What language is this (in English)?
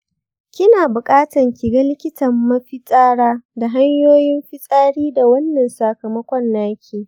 Hausa